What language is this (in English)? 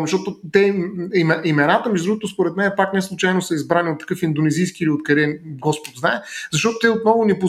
Bulgarian